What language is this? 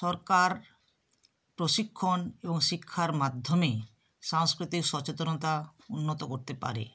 Bangla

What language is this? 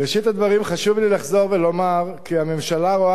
Hebrew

